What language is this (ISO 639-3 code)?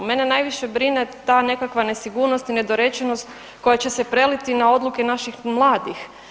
hrv